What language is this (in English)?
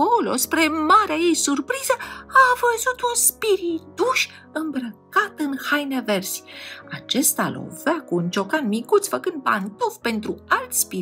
Romanian